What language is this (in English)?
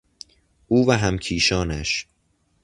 Persian